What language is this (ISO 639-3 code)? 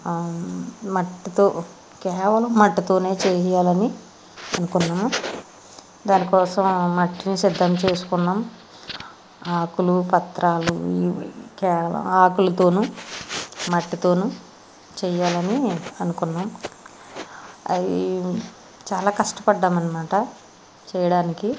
tel